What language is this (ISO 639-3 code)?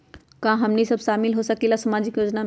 mag